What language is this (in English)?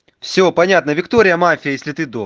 Russian